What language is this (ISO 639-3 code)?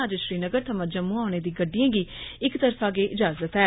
doi